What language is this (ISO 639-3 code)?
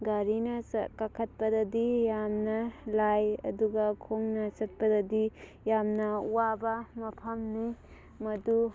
mni